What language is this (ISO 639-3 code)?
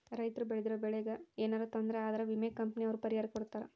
kan